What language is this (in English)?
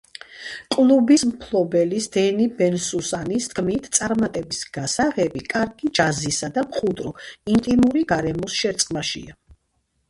Georgian